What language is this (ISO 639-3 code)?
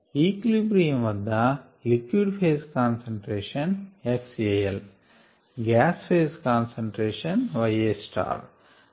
tel